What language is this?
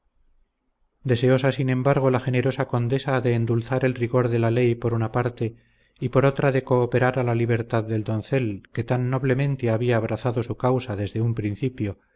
Spanish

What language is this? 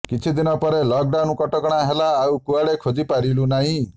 Odia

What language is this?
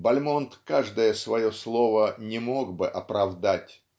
Russian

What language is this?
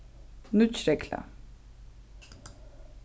Faroese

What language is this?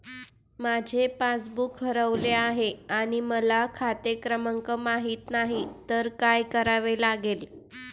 Marathi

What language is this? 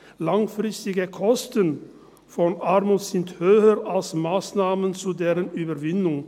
Swiss German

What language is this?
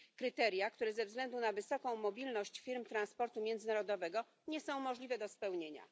Polish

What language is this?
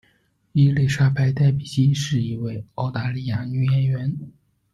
Chinese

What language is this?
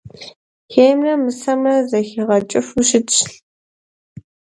Kabardian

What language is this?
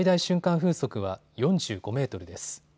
Japanese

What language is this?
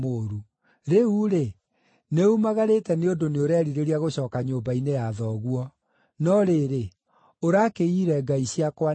Kikuyu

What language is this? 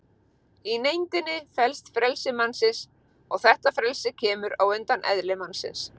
Icelandic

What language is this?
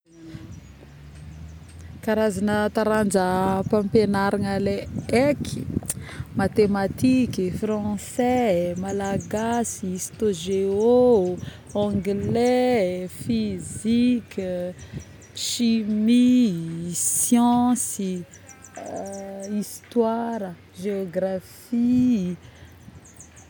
Northern Betsimisaraka Malagasy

